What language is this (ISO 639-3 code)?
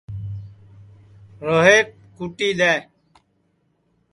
ssi